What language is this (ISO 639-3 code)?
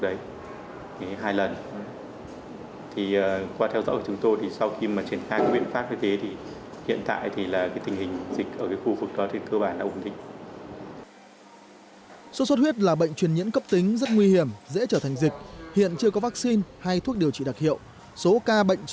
vie